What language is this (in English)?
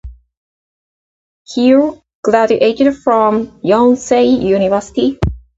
English